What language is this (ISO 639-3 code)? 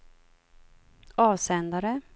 swe